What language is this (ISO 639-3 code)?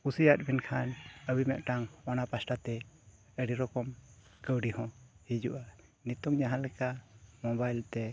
sat